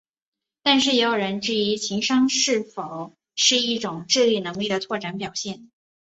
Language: Chinese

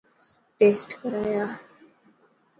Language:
Dhatki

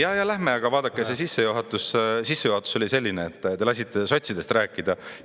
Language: Estonian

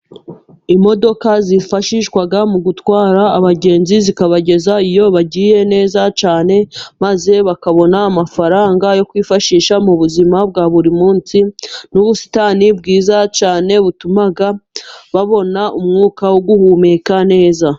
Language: Kinyarwanda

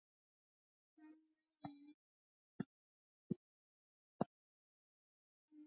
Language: Swahili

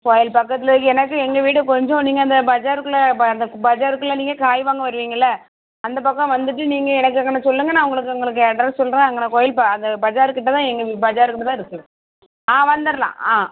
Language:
Tamil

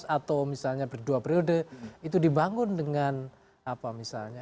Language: Indonesian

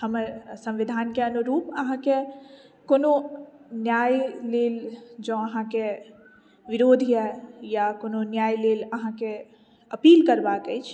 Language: Maithili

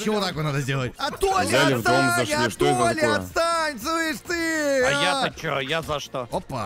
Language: Russian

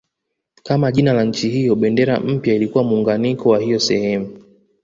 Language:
Swahili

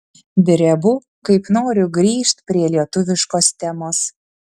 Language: Lithuanian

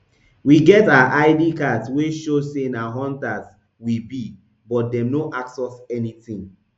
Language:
Nigerian Pidgin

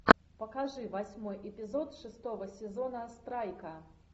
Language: Russian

